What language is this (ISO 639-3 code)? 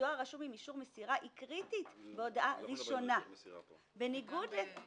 heb